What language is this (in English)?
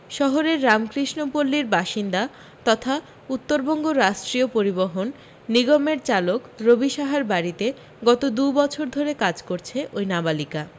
Bangla